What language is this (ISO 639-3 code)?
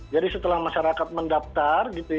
ind